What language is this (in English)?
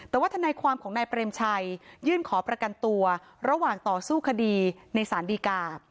Thai